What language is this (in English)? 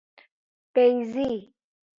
Persian